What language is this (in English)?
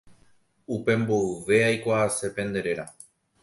Guarani